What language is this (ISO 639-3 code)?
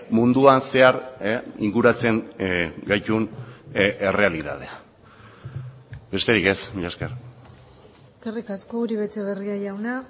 eus